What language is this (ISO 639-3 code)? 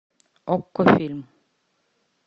rus